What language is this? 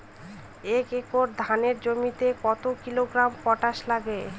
Bangla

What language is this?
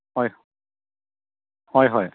Assamese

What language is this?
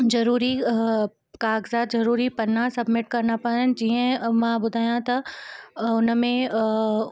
Sindhi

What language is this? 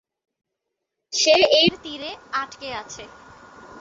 Bangla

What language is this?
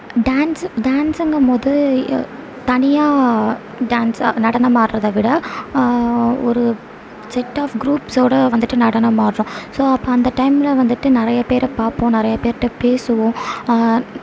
Tamil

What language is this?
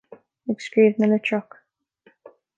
Irish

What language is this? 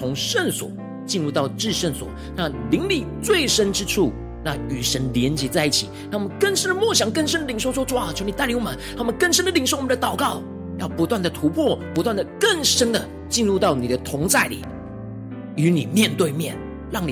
Chinese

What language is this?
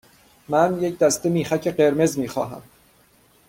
Persian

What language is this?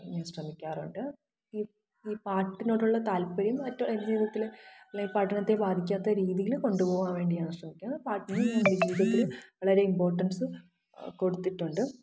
Malayalam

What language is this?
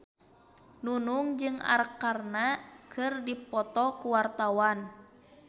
Sundanese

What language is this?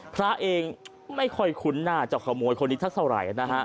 Thai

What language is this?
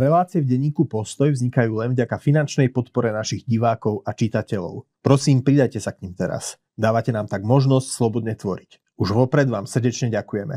Slovak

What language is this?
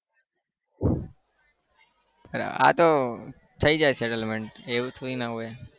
Gujarati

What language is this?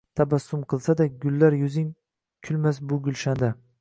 Uzbek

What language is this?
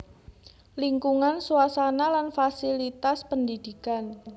Javanese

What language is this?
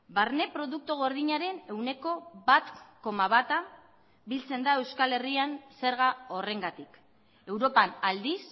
Basque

